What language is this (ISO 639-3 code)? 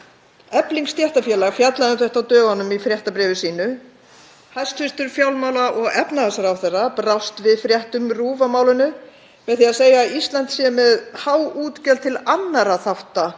isl